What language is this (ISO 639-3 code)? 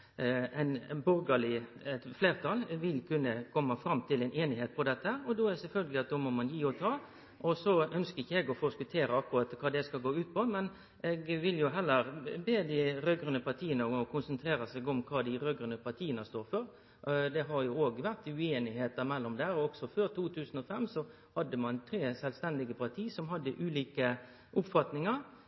nno